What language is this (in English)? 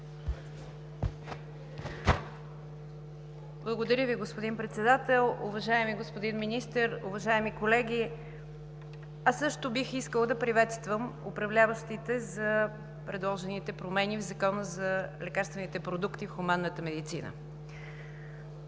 Bulgarian